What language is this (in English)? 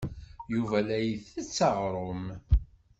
Kabyle